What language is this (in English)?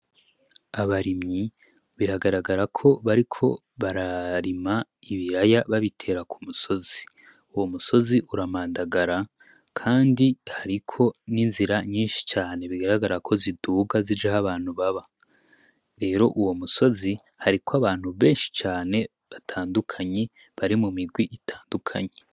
Rundi